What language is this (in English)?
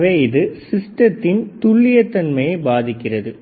Tamil